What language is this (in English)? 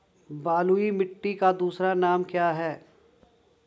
Hindi